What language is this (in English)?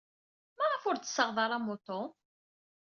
Kabyle